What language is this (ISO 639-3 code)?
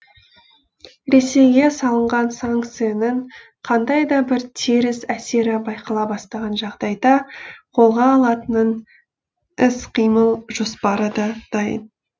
kaz